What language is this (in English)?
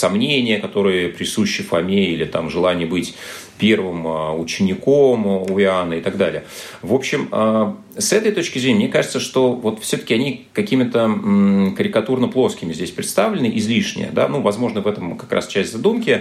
Russian